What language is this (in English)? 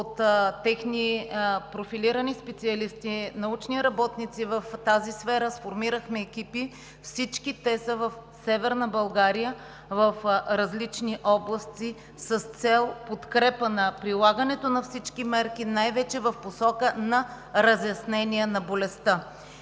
Bulgarian